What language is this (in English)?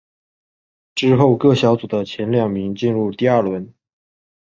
Chinese